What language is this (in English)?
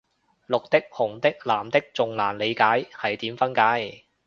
Cantonese